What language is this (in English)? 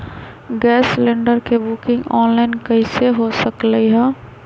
Magahi